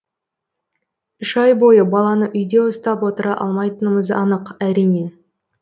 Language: Kazakh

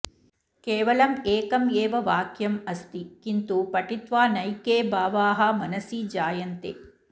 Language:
Sanskrit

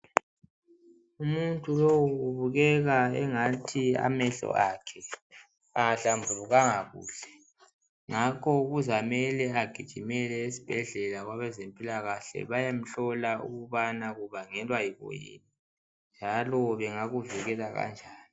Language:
North Ndebele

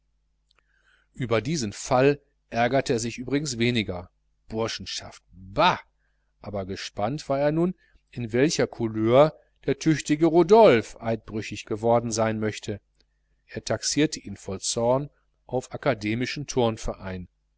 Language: German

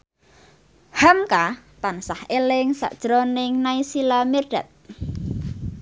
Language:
Javanese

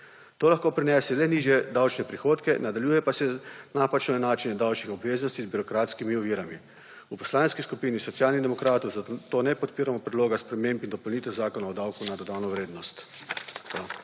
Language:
Slovenian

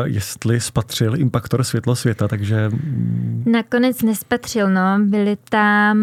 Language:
Czech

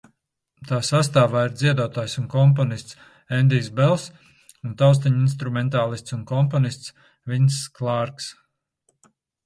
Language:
Latvian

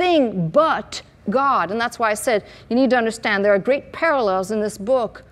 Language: English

